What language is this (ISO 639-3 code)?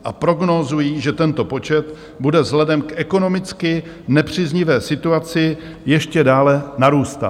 ces